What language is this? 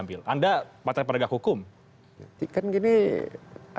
Indonesian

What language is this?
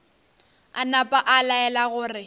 Northern Sotho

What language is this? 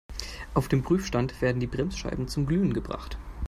German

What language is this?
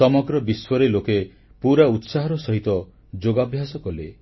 Odia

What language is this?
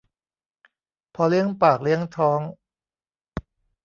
Thai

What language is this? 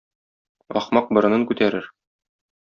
Tatar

